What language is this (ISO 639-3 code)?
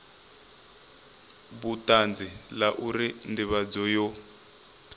ven